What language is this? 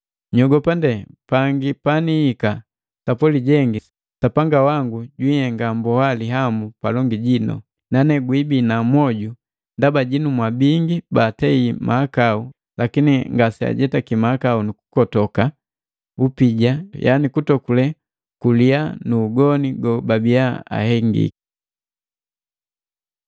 Matengo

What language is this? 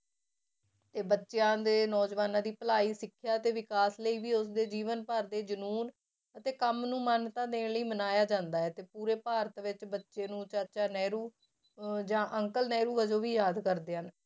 Punjabi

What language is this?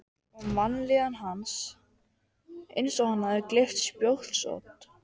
Icelandic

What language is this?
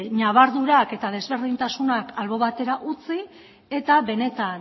Basque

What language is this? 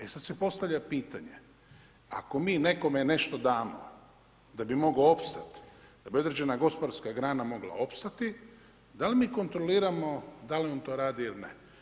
Croatian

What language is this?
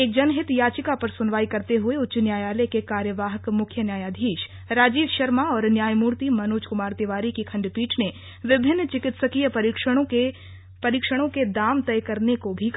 Hindi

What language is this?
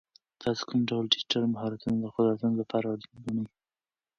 Pashto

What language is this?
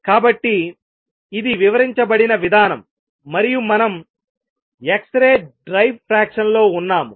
Telugu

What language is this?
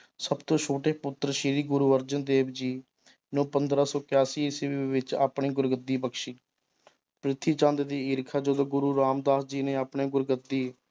Punjabi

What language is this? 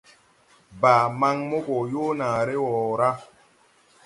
Tupuri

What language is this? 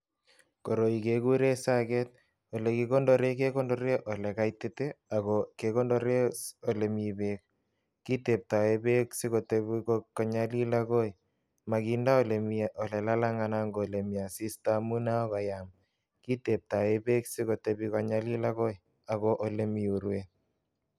Kalenjin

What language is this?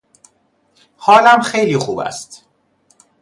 Persian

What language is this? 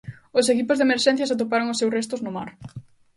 Galician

